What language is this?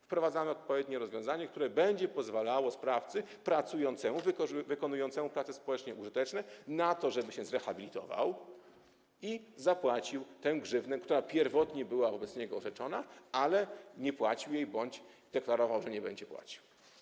Polish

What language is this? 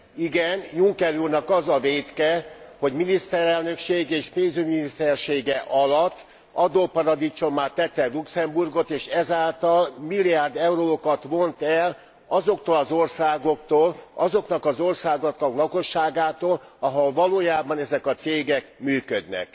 Hungarian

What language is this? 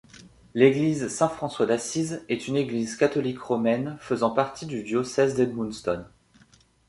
French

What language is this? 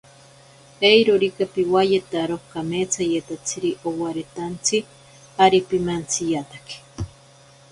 Ashéninka Perené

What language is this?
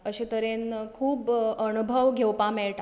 Konkani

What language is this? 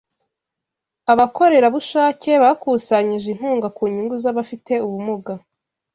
Kinyarwanda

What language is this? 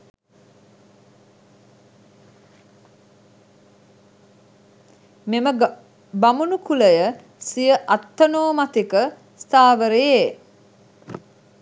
Sinhala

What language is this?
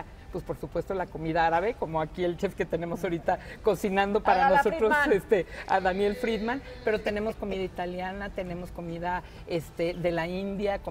Spanish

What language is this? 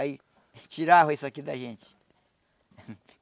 Portuguese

